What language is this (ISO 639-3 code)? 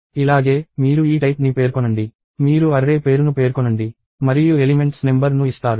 tel